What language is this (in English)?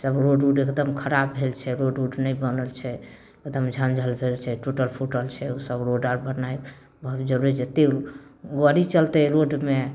Maithili